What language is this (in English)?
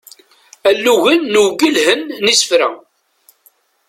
Kabyle